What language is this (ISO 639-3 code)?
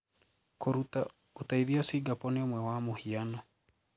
kik